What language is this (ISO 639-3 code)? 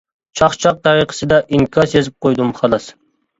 uig